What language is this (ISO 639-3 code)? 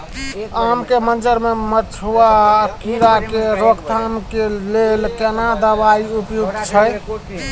mai